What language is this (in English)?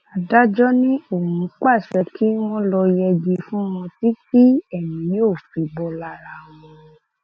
Yoruba